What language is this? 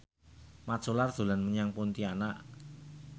Javanese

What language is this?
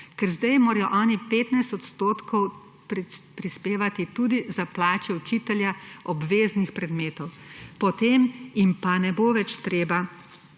Slovenian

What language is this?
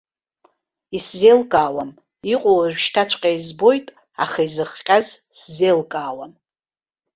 Abkhazian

